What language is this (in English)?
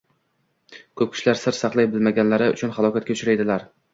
Uzbek